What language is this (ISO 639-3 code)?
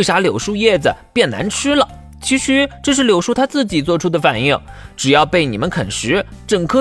zho